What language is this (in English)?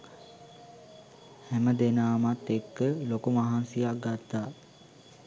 Sinhala